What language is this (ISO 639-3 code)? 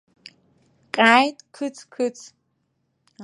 abk